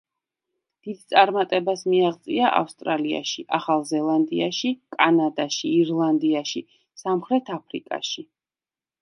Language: Georgian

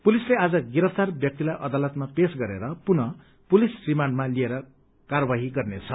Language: Nepali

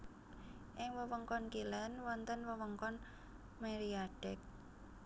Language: Javanese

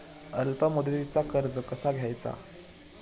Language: Marathi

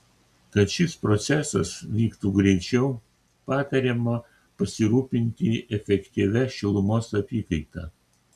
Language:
Lithuanian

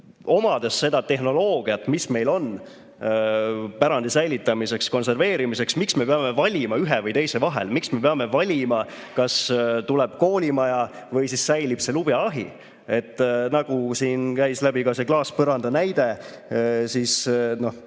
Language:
Estonian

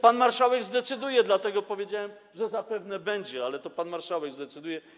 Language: Polish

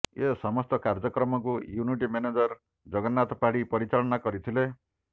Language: Odia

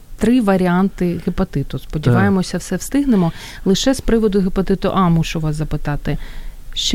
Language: Ukrainian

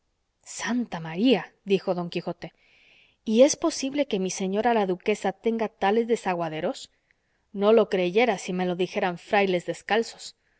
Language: Spanish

